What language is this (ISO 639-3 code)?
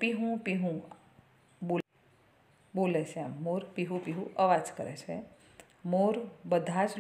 hin